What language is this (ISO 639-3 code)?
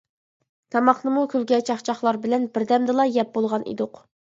uig